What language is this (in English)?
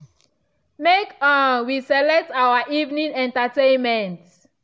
Nigerian Pidgin